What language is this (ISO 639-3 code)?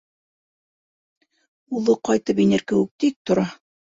bak